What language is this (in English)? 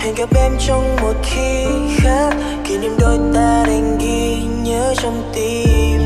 Vietnamese